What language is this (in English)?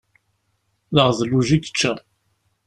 Kabyle